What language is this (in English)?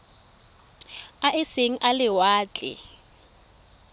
Tswana